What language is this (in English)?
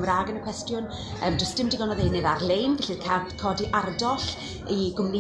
German